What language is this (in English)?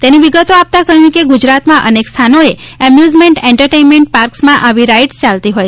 Gujarati